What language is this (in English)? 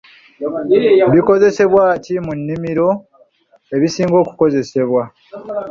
Ganda